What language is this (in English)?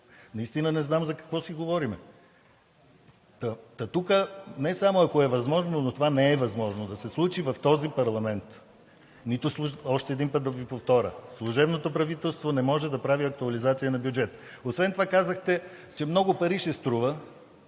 Bulgarian